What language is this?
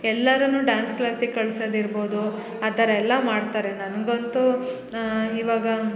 Kannada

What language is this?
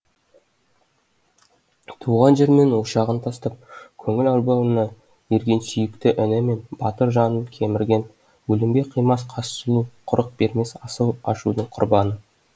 Kazakh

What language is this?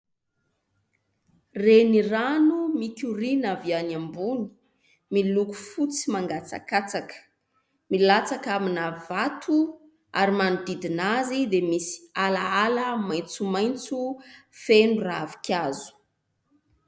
Malagasy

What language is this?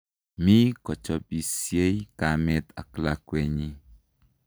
Kalenjin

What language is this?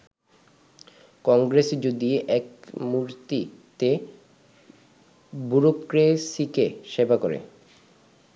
Bangla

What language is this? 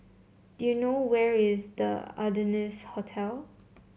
English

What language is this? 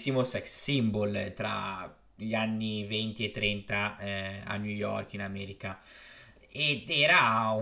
Italian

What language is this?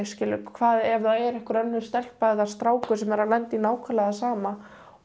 Icelandic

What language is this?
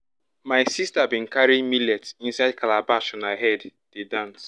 Nigerian Pidgin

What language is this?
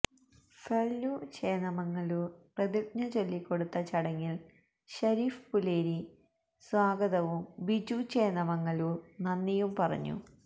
Malayalam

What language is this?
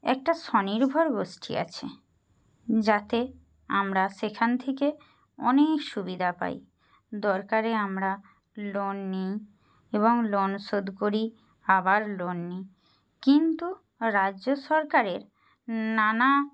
Bangla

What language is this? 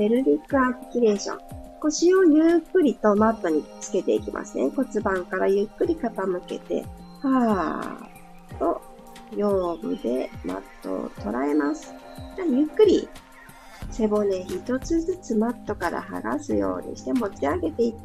Japanese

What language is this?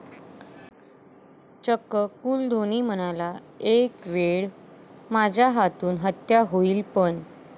Marathi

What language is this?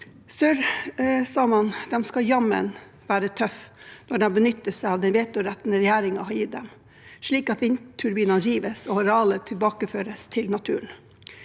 Norwegian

